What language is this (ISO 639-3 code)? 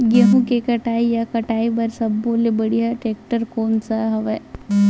hne